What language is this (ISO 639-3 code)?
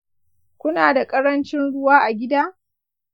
hau